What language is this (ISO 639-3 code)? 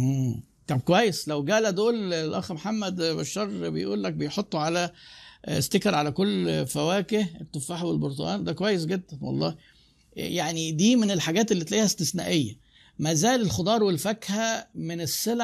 ara